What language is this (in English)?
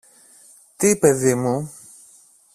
Greek